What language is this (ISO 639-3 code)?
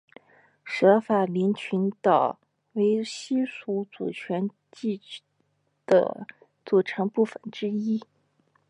zho